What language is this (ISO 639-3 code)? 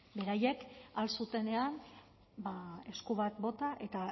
eus